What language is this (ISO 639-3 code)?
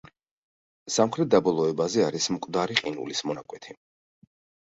kat